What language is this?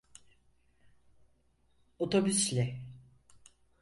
Turkish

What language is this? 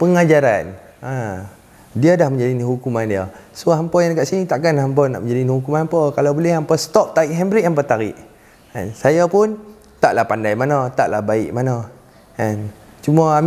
Malay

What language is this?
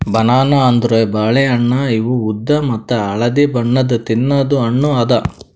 Kannada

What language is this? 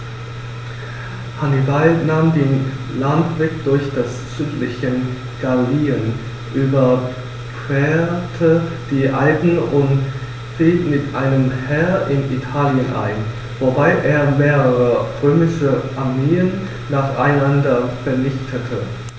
German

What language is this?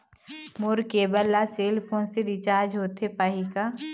Chhattisgarhi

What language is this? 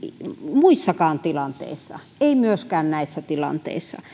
Finnish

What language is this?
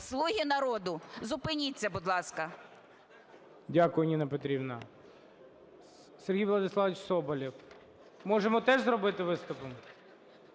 Ukrainian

